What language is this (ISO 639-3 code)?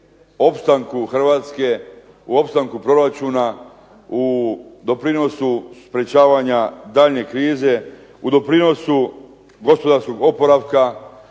hrv